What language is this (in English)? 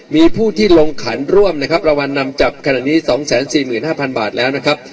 Thai